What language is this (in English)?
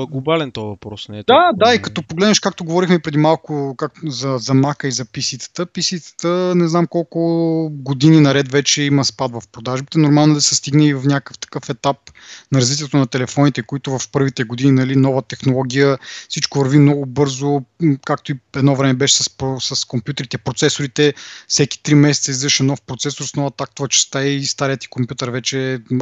Bulgarian